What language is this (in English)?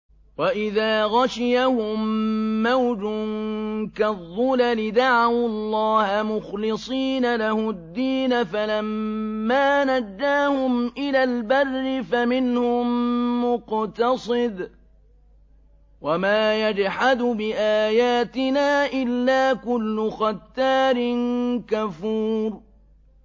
Arabic